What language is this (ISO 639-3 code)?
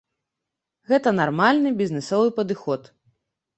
bel